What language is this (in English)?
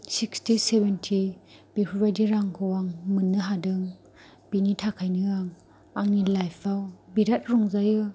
Bodo